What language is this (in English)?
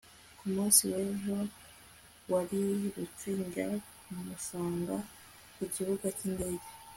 Kinyarwanda